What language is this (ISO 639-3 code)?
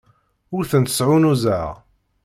kab